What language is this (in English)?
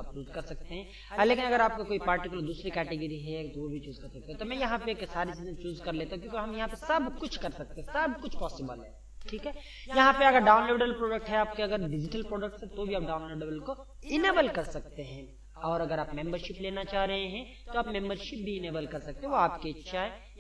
Hindi